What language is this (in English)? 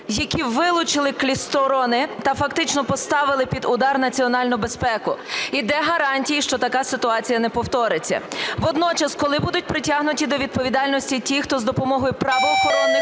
Ukrainian